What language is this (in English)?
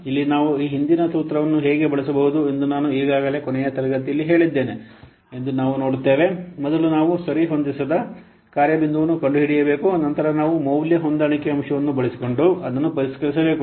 Kannada